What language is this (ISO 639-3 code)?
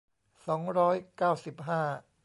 tha